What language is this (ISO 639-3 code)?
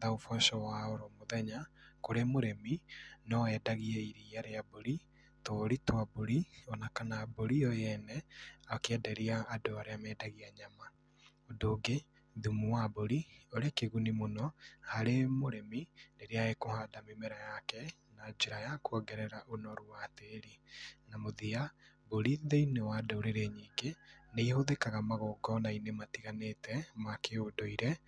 kik